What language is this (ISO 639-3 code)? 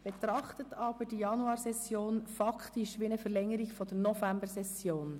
gsw